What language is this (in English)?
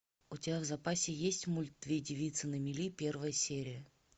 Russian